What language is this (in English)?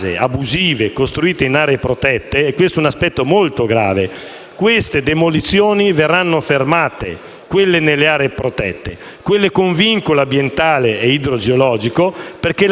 Italian